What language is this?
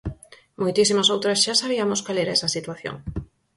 Galician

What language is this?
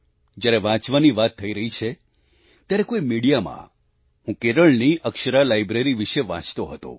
Gujarati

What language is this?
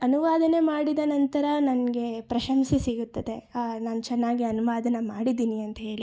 Kannada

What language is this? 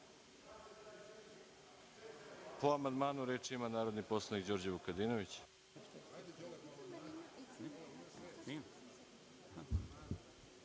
Serbian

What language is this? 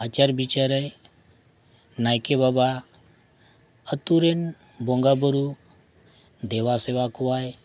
Santali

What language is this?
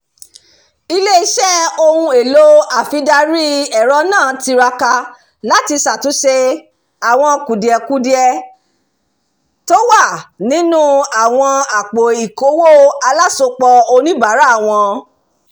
Yoruba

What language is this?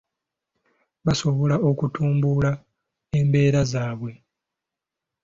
Ganda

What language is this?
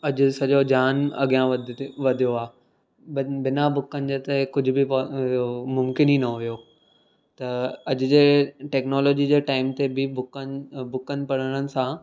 Sindhi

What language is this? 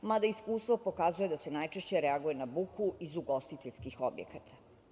Serbian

